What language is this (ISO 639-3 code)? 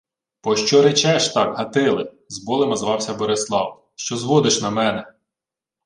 ukr